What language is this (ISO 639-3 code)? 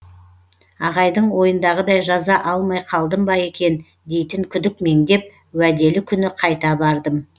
kaz